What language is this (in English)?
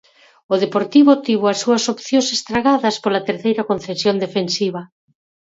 Galician